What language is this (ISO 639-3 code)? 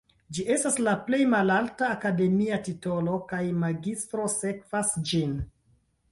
epo